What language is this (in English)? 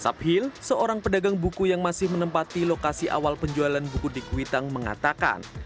Indonesian